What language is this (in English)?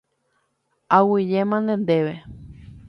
Guarani